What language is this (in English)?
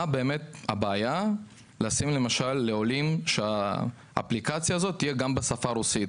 Hebrew